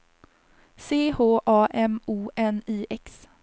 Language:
Swedish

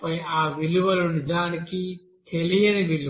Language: Telugu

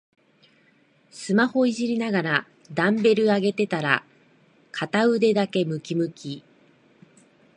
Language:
Japanese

